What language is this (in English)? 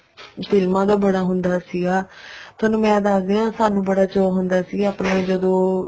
Punjabi